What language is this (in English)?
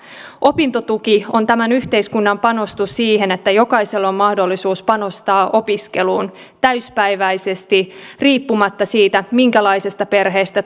Finnish